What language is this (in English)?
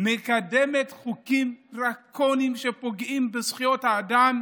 Hebrew